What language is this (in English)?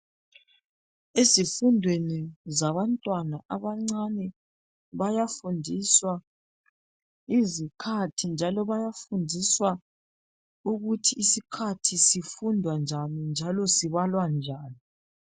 North Ndebele